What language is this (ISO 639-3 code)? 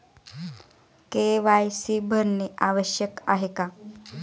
mar